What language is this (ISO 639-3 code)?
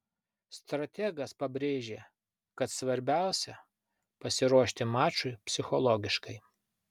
lit